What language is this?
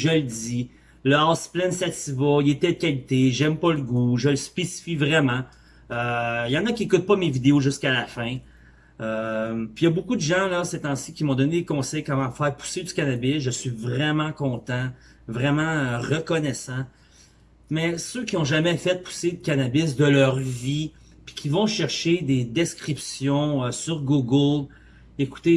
French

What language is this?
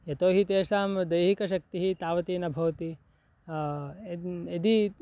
Sanskrit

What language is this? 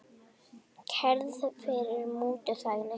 Icelandic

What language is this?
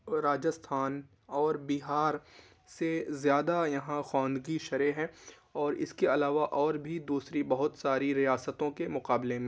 Urdu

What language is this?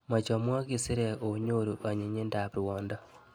Kalenjin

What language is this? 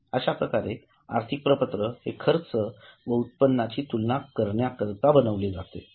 Marathi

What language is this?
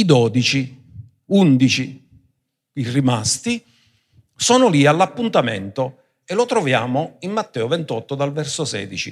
Italian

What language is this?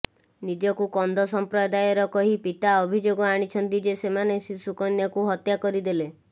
Odia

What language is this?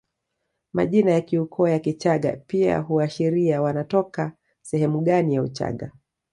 Swahili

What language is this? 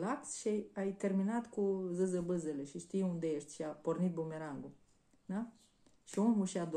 Romanian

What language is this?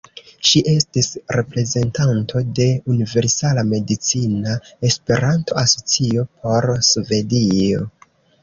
Esperanto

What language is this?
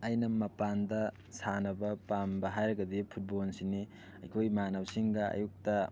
Manipuri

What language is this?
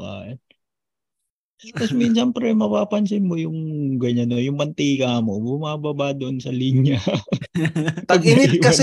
Filipino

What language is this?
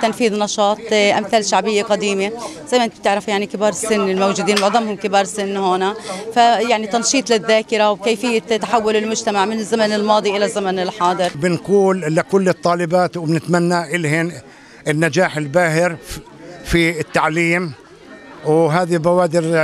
Arabic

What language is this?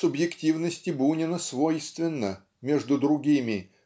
Russian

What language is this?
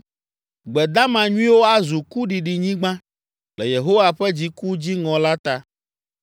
Ewe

